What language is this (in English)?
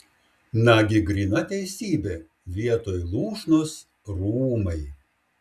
Lithuanian